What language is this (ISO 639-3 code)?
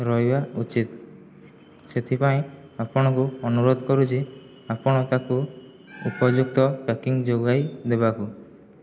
ori